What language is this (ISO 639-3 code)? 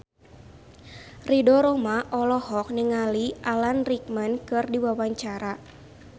sun